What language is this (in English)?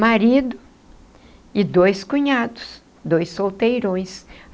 Portuguese